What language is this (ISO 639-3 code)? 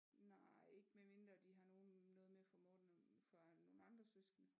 dan